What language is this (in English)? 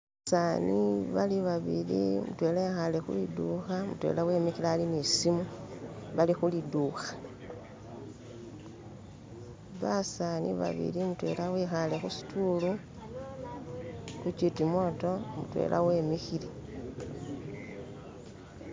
Masaaba